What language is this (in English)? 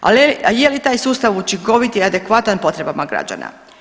Croatian